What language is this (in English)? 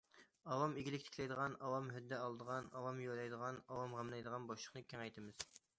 Uyghur